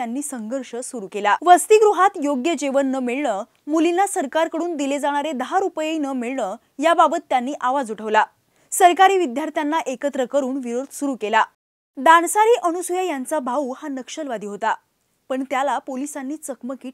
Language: Hindi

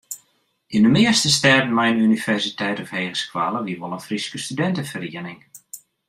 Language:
Western Frisian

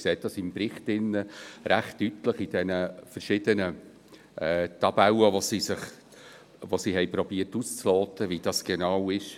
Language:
Swiss German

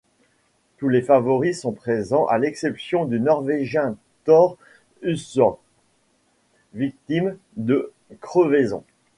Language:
French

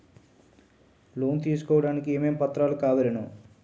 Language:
Telugu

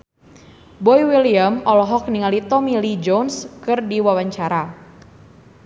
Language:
Sundanese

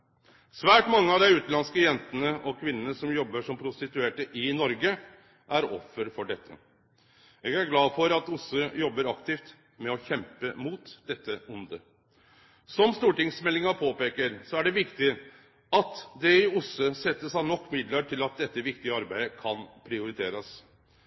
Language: Norwegian Nynorsk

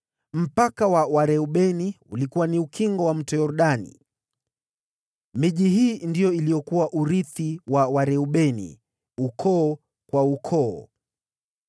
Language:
Swahili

